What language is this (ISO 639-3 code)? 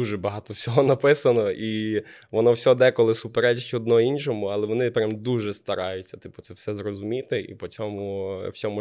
ukr